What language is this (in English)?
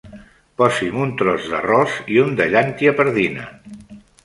Catalan